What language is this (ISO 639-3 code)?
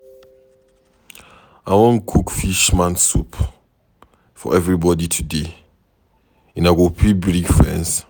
pcm